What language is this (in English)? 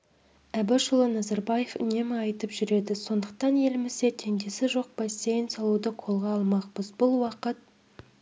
Kazakh